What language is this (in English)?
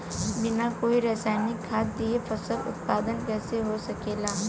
Bhojpuri